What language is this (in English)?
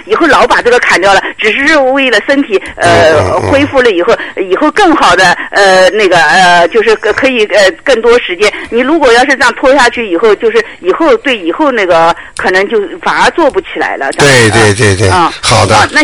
Chinese